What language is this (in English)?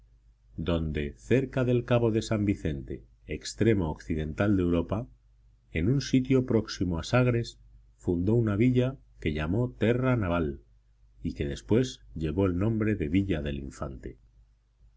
Spanish